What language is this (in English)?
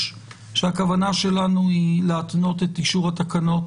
Hebrew